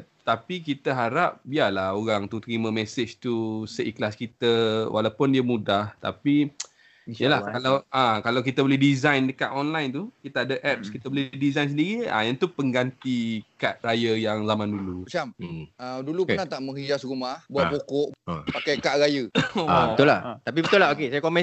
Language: Malay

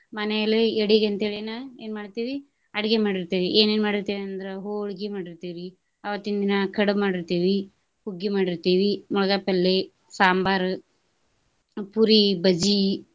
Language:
Kannada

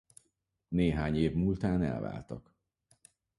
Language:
Hungarian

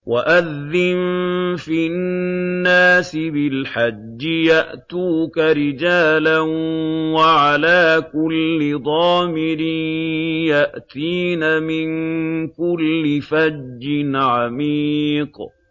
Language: Arabic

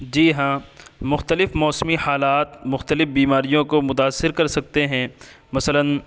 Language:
Urdu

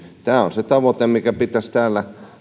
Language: Finnish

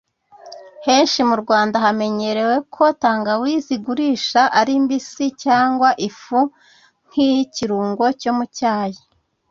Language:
Kinyarwanda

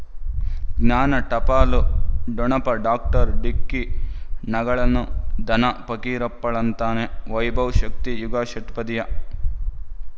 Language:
Kannada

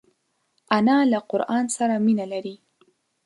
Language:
Pashto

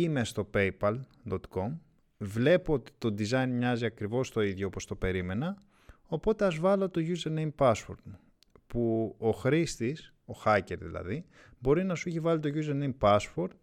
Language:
Greek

